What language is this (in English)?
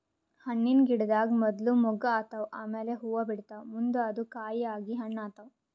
Kannada